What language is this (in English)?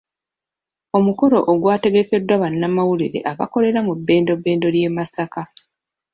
Ganda